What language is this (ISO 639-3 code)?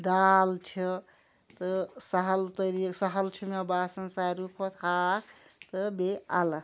kas